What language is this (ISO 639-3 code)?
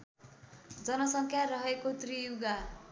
nep